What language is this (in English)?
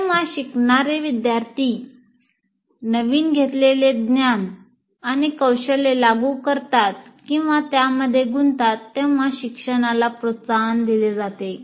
Marathi